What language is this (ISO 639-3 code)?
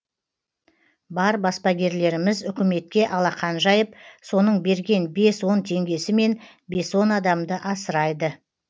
kaz